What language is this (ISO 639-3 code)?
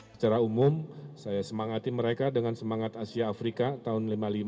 ind